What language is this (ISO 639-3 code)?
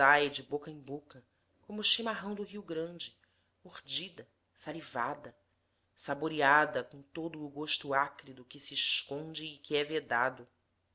por